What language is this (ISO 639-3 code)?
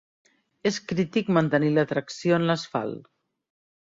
cat